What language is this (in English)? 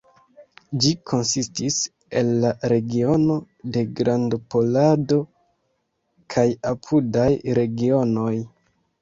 Esperanto